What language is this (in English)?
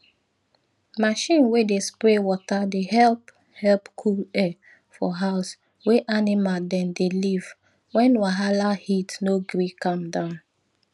Nigerian Pidgin